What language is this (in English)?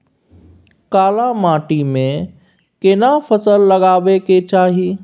Maithili